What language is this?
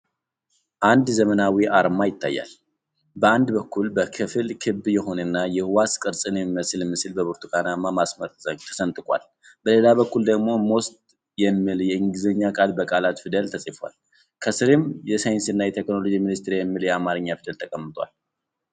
Amharic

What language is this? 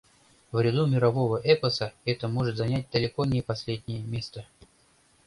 Mari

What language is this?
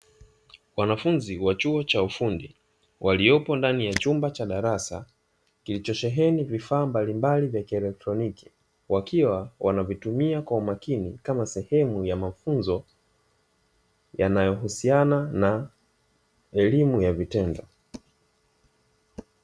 Swahili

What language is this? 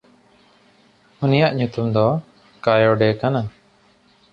Santali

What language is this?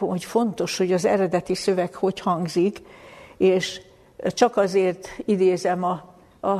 Hungarian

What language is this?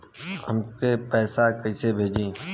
Bhojpuri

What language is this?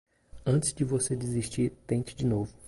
Portuguese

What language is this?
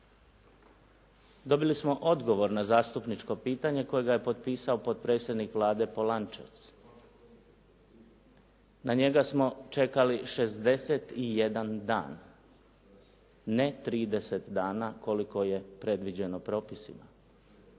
Croatian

